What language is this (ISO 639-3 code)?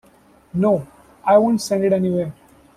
eng